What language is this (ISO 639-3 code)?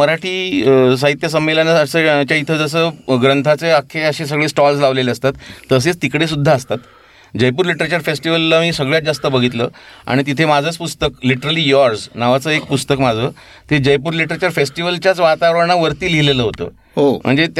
mar